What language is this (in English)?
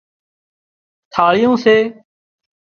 Wadiyara Koli